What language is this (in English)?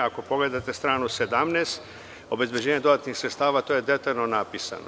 Serbian